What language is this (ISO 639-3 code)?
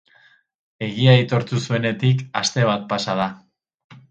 eus